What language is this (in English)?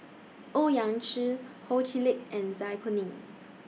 English